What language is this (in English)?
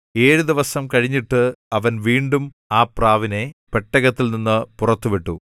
Malayalam